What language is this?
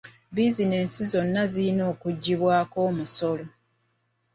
Ganda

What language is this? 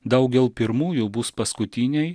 Lithuanian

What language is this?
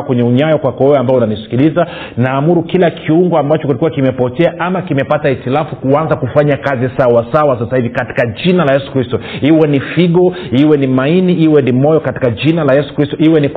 Swahili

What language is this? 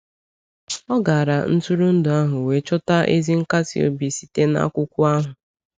Igbo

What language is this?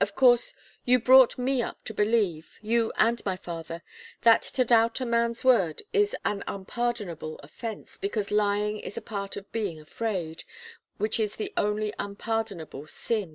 English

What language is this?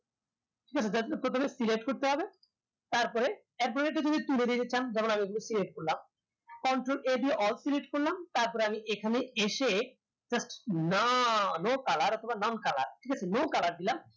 Bangla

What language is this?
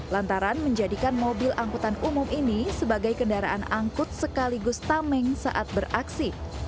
Indonesian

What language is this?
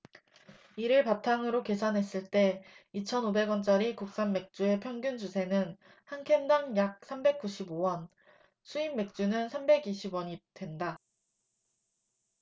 Korean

